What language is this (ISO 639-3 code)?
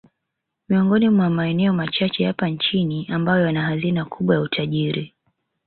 swa